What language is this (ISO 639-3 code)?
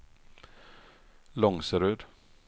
swe